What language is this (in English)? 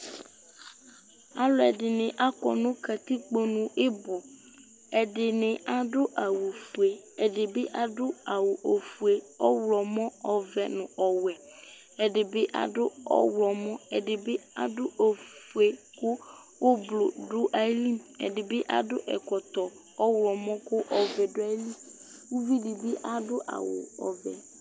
Ikposo